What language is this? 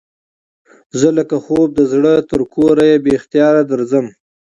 Pashto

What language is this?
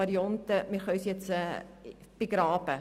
Swiss German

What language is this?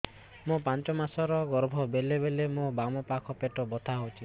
Odia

